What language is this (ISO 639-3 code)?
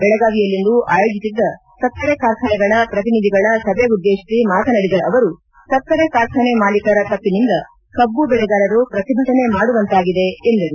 kan